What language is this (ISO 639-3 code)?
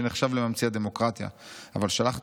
heb